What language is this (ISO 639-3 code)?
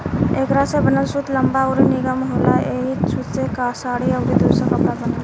bho